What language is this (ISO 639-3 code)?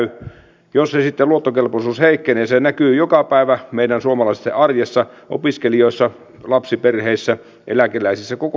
fin